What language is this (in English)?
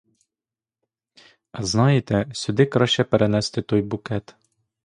Ukrainian